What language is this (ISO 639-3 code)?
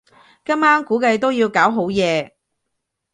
yue